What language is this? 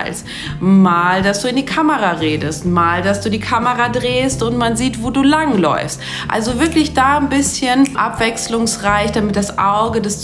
German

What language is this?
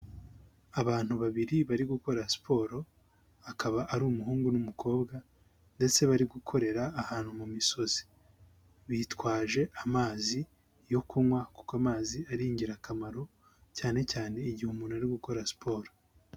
Kinyarwanda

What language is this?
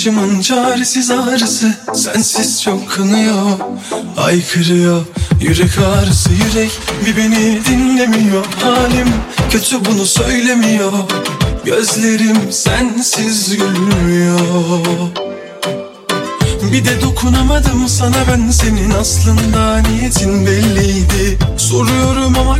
Turkish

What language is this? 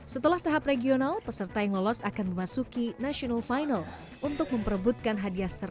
Indonesian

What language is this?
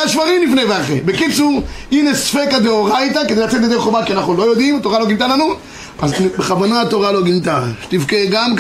Hebrew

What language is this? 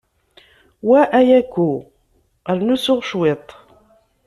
Kabyle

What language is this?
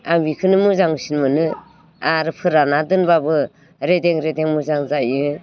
Bodo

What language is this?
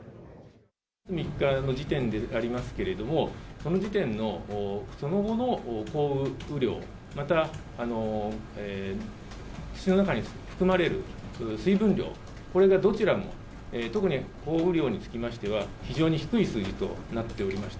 Japanese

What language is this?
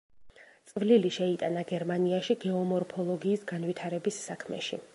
Georgian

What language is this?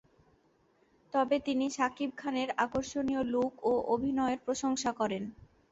Bangla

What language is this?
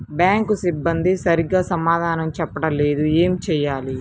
Telugu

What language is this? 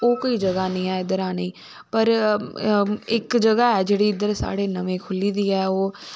Dogri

